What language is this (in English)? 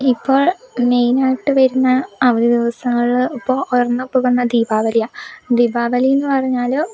Malayalam